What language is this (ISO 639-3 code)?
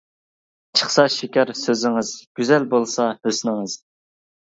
uig